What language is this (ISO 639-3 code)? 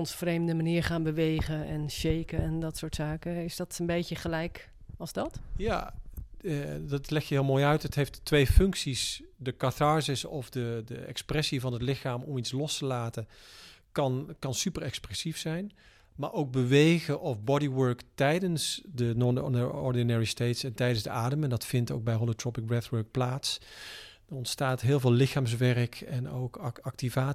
nld